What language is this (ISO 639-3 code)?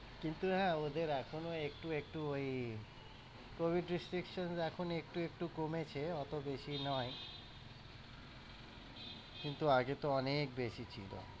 ben